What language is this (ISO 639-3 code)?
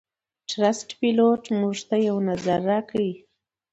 pus